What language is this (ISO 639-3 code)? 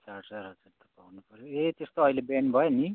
nep